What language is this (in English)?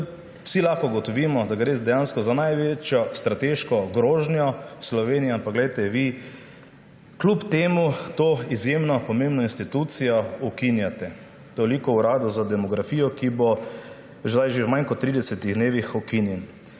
Slovenian